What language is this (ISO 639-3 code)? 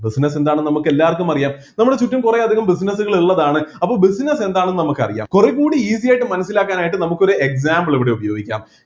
mal